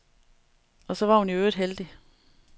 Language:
Danish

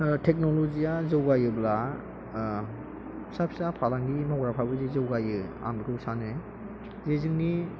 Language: Bodo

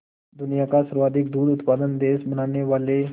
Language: Hindi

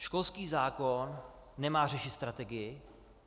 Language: Czech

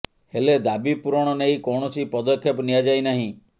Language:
Odia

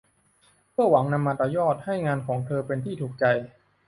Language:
Thai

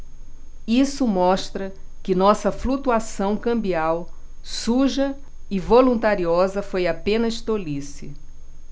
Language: Portuguese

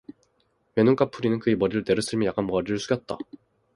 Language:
Korean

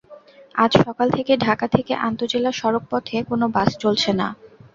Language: Bangla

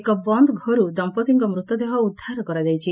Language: Odia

